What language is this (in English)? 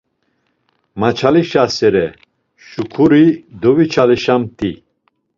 Laz